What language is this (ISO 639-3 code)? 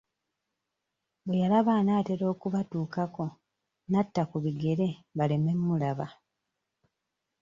lug